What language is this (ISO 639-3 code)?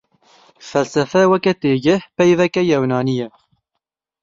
kur